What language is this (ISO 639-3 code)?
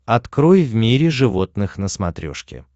rus